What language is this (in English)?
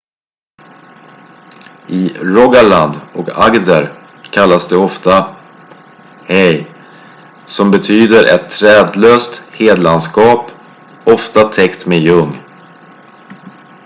Swedish